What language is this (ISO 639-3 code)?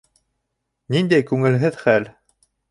bak